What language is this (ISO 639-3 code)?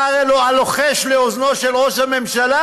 heb